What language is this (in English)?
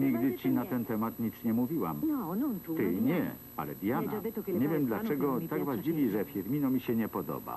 Polish